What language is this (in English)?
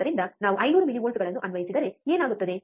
Kannada